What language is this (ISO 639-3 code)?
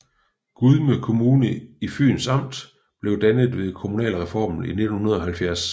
dan